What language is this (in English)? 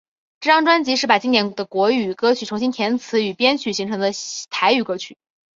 Chinese